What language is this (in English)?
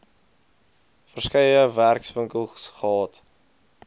Afrikaans